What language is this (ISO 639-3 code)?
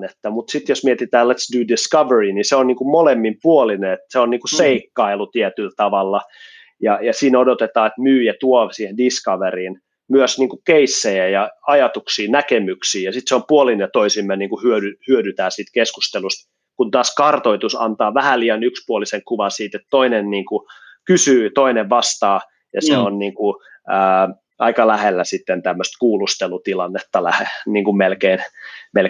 fin